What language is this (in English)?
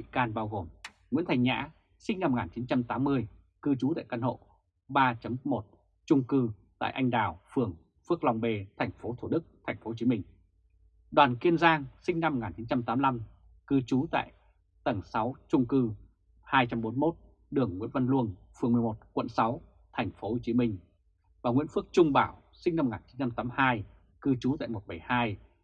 Vietnamese